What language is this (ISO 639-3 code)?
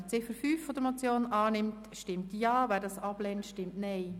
gsw